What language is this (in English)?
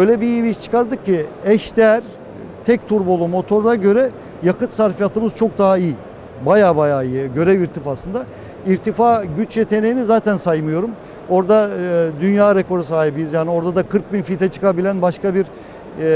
Turkish